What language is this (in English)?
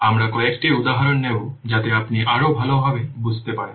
Bangla